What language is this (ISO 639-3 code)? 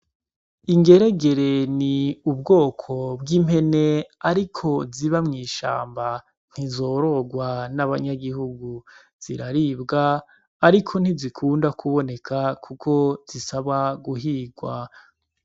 run